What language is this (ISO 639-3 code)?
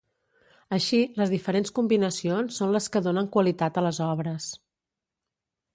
cat